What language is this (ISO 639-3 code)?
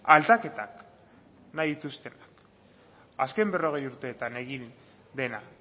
eus